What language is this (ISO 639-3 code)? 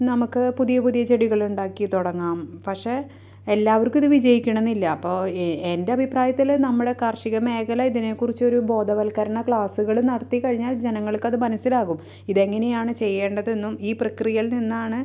mal